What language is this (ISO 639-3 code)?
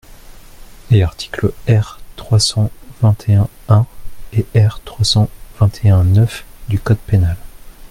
fra